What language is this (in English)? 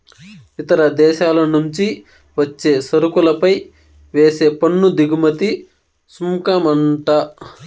Telugu